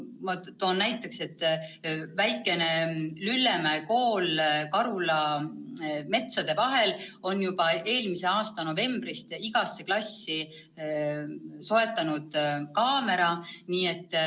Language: Estonian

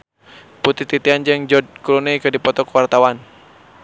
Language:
Sundanese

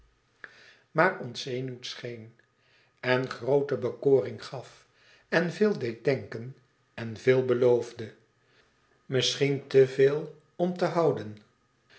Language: Dutch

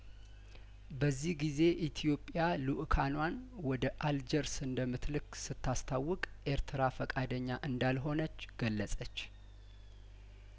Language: Amharic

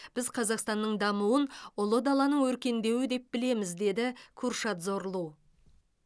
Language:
Kazakh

